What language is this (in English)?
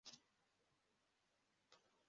Kinyarwanda